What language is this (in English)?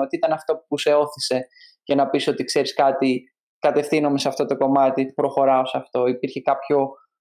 Greek